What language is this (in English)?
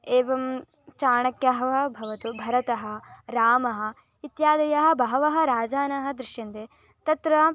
Sanskrit